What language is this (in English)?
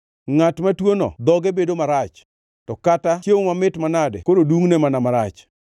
Luo (Kenya and Tanzania)